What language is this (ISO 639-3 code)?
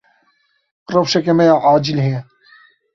kur